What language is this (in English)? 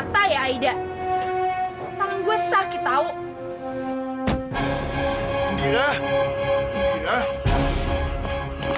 Indonesian